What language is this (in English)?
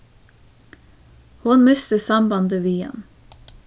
Faroese